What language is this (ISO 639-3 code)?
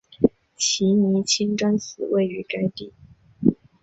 zho